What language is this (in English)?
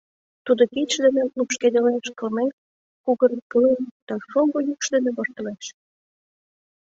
Mari